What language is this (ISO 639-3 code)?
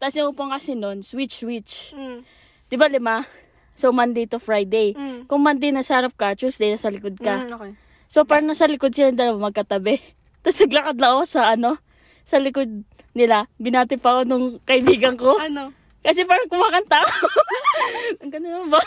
fil